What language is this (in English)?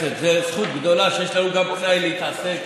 Hebrew